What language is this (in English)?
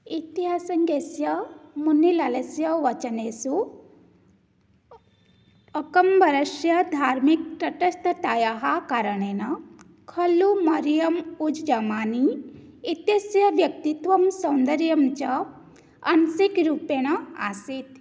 Sanskrit